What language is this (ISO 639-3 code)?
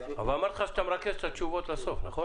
heb